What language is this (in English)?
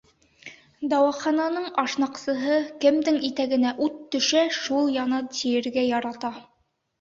Bashkir